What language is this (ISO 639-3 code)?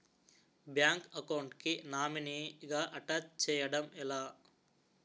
tel